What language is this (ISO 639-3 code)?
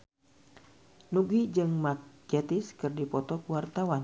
sun